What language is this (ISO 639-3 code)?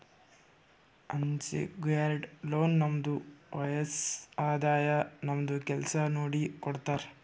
kan